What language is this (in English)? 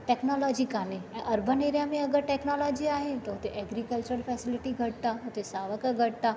Sindhi